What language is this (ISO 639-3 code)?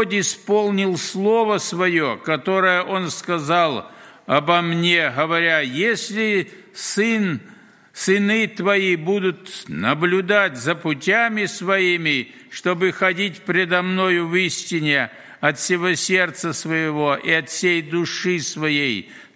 rus